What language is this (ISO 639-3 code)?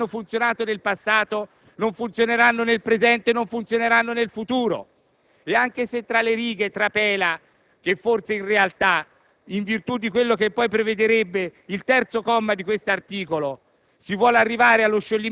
ita